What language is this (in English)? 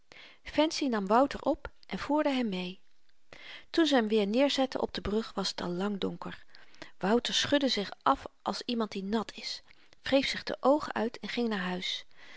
Dutch